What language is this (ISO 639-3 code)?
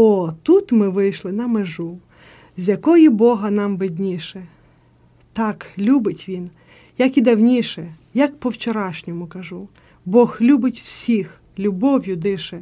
ukr